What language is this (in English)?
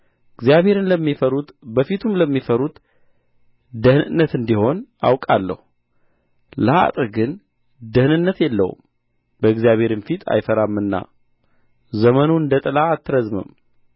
Amharic